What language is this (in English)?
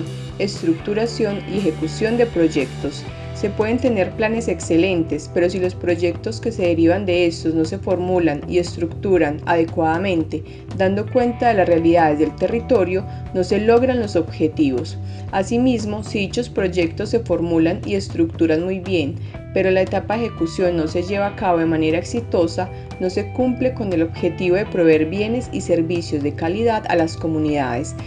Spanish